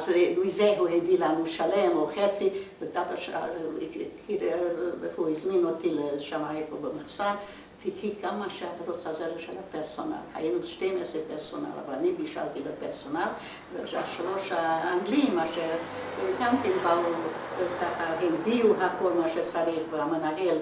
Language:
Hebrew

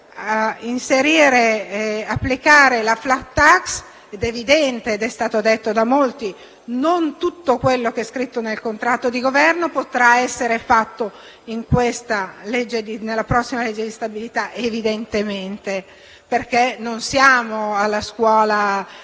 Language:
Italian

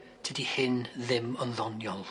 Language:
Welsh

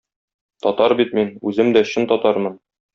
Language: Tatar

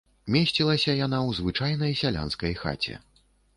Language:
Belarusian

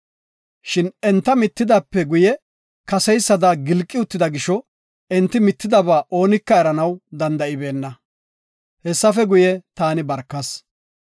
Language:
Gofa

